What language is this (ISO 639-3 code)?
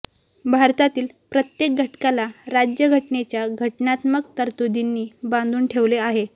mar